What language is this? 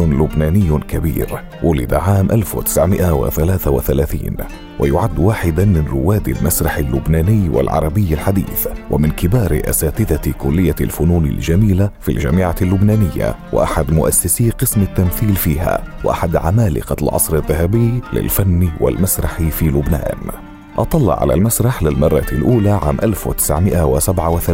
Arabic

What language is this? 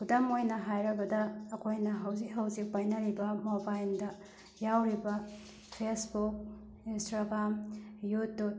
Manipuri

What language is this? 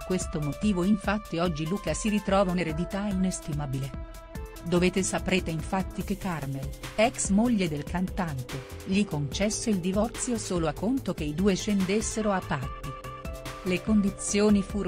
Italian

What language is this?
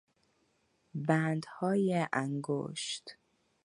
Persian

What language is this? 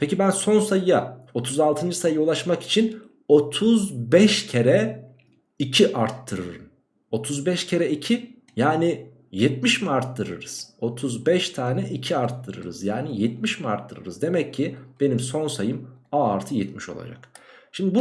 Turkish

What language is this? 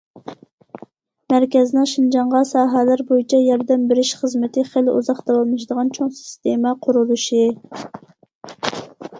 Uyghur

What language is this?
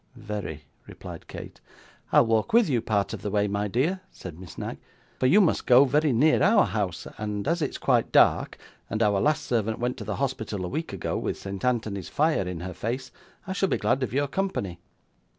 English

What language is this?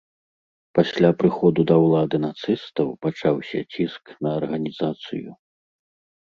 Belarusian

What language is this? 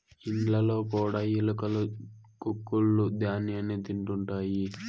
Telugu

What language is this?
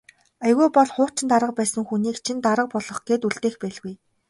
Mongolian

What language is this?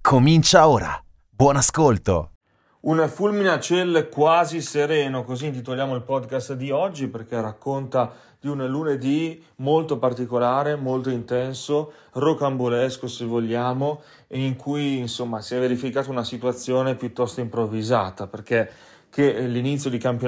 Italian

